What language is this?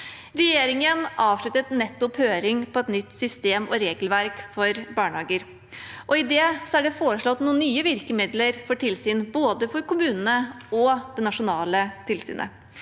Norwegian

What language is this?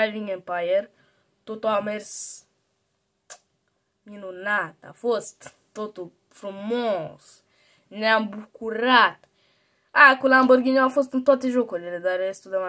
Romanian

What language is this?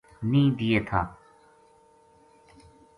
Gujari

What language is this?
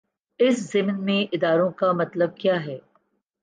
Urdu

